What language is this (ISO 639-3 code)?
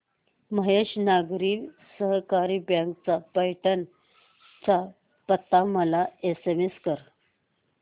mar